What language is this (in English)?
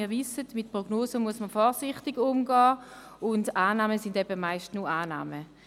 Swiss German